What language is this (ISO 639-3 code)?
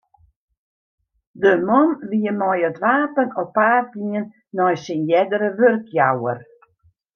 fry